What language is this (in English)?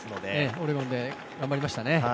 Japanese